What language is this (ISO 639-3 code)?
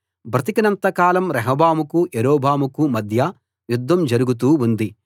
tel